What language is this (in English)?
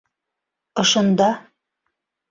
Bashkir